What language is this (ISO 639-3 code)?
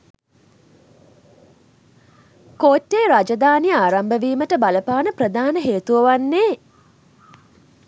sin